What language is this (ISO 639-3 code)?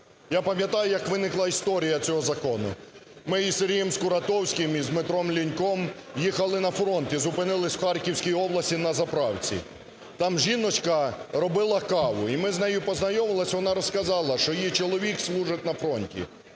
ukr